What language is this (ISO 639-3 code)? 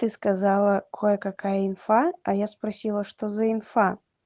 rus